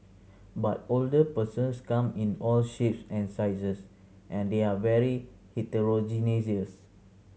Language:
English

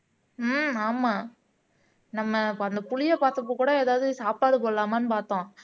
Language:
Tamil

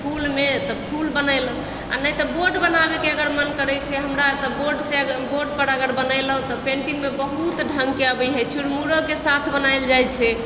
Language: Maithili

